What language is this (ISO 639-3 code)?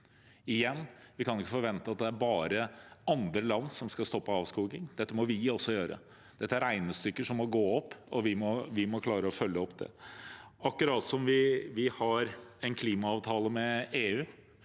nor